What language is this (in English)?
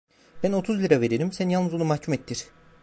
Turkish